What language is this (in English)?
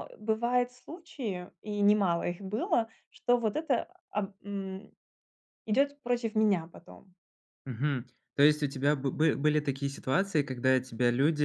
Russian